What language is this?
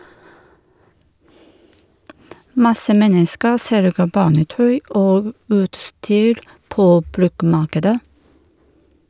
Norwegian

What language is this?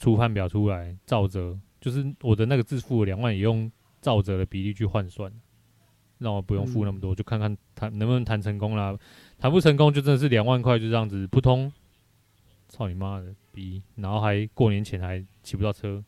Chinese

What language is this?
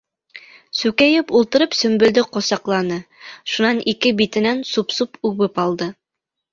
Bashkir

